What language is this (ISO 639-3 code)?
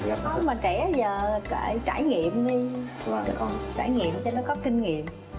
vie